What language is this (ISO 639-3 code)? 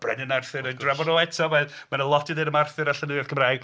cym